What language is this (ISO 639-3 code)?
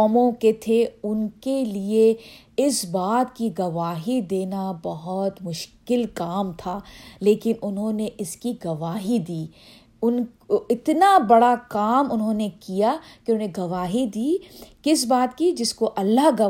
urd